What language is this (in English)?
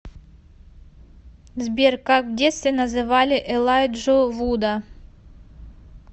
Russian